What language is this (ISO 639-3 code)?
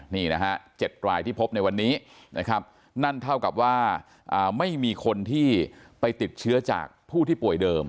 tha